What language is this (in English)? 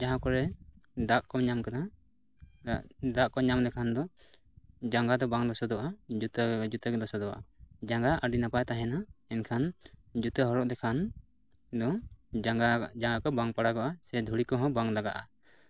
Santali